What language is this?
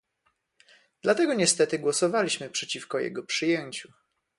Polish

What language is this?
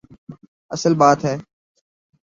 Urdu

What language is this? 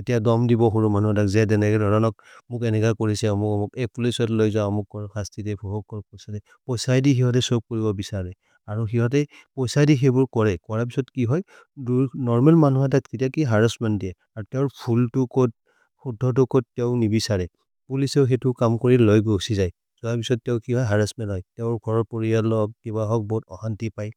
Maria (India)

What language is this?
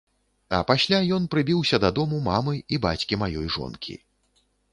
Belarusian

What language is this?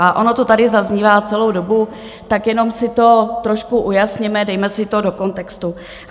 Czech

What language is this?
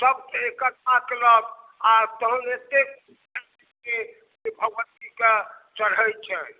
Maithili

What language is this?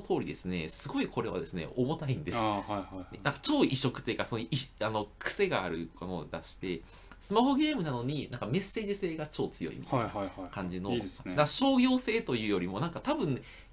Japanese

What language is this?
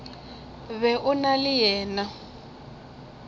Northern Sotho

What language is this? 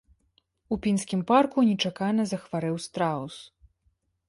Belarusian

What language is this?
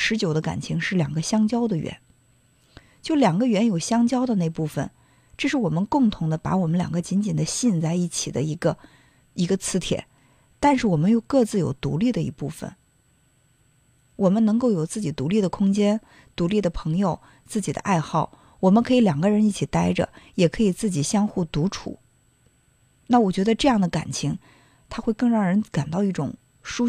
Chinese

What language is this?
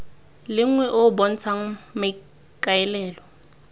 Tswana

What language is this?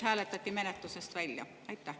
Estonian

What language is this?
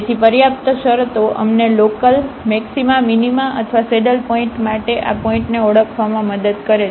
Gujarati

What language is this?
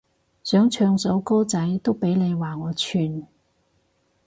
Cantonese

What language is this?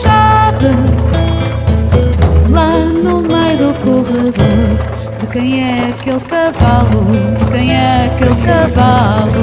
Portuguese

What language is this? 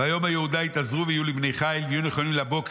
Hebrew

